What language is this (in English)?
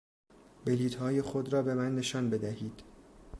Persian